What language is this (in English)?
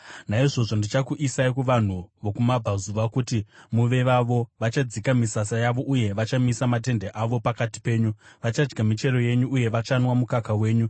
Shona